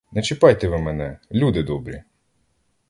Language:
Ukrainian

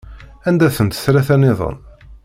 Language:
Kabyle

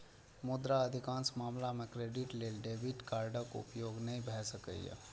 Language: Maithili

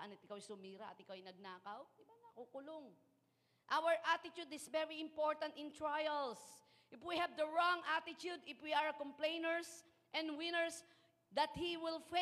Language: Filipino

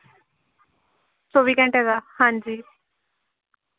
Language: Dogri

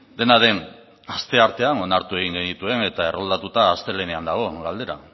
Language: Basque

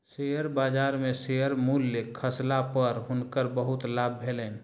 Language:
Maithili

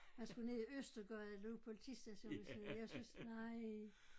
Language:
Danish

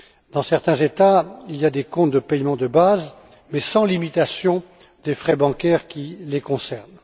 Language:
French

